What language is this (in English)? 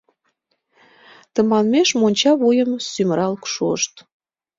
Mari